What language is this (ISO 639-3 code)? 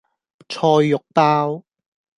yue